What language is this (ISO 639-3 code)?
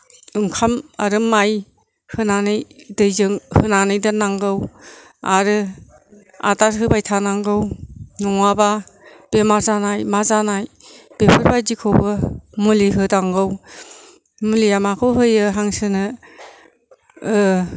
brx